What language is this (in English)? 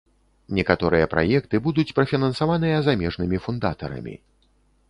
Belarusian